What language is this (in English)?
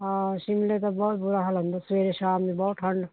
Punjabi